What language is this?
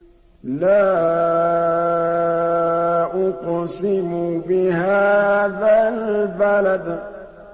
Arabic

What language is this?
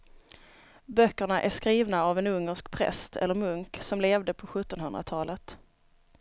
Swedish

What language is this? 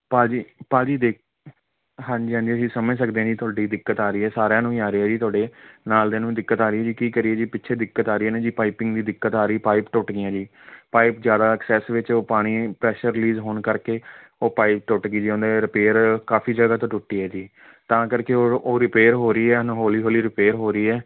Punjabi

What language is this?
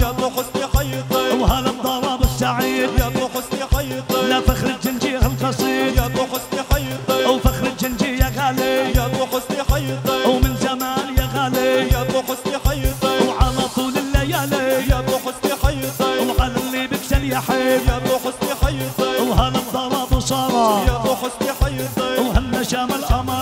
Arabic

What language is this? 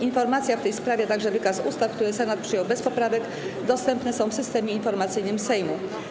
Polish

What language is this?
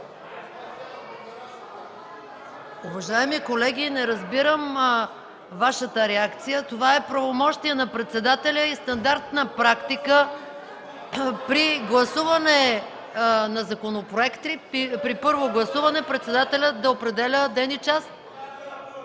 Bulgarian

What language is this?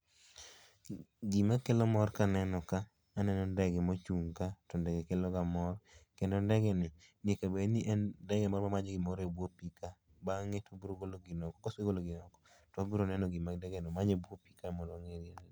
Luo (Kenya and Tanzania)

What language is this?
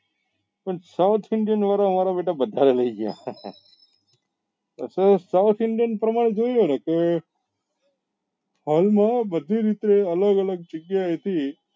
Gujarati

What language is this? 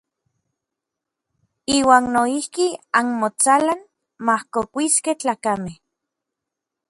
Orizaba Nahuatl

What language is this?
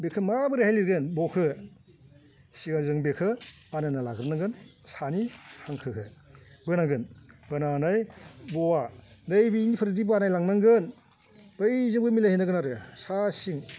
Bodo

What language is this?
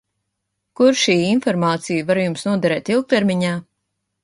Latvian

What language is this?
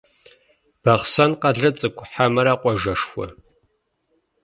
Kabardian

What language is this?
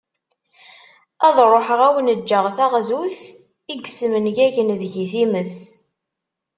Kabyle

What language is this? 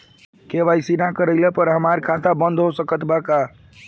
Bhojpuri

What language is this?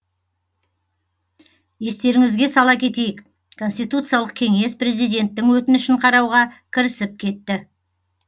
Kazakh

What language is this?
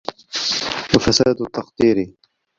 Arabic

